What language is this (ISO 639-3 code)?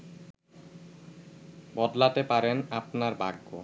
ben